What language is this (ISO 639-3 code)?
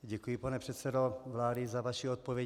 ces